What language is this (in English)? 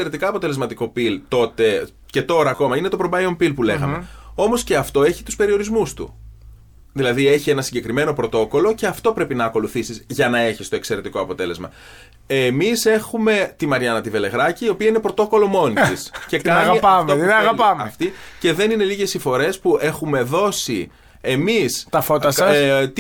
Greek